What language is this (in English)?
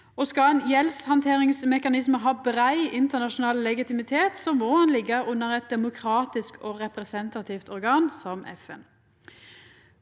Norwegian